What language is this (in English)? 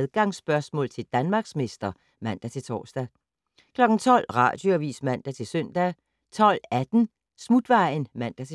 Danish